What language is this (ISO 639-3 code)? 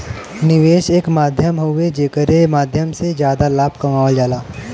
bho